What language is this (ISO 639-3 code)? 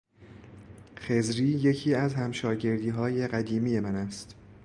fas